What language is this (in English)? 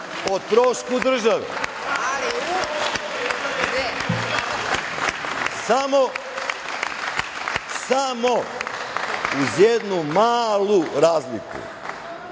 Serbian